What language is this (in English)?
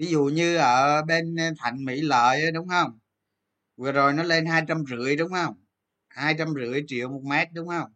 Vietnamese